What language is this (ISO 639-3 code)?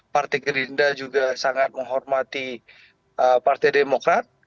ind